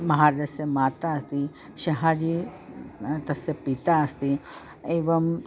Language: Sanskrit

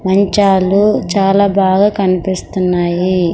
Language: Telugu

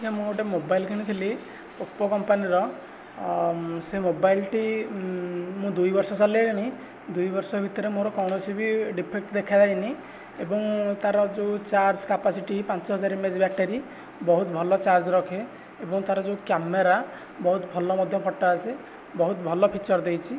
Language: Odia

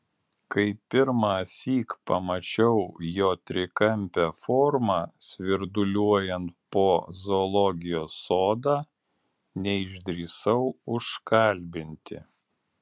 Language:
Lithuanian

